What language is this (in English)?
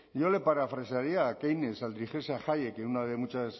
Spanish